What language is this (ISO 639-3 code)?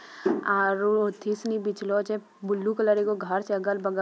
mag